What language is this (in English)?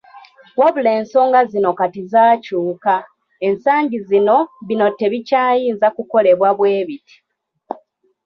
Ganda